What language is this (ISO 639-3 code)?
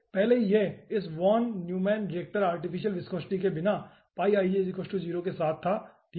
hin